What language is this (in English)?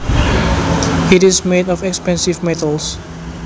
Javanese